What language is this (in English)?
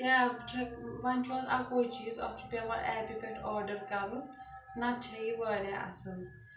Kashmiri